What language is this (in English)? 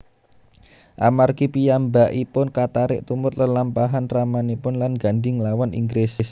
Javanese